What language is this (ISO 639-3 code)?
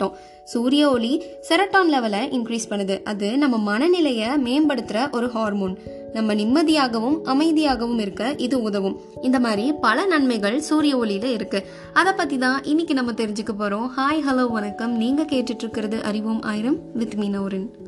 tam